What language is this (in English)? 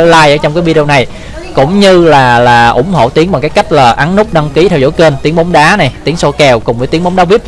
Vietnamese